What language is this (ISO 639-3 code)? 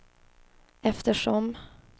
swe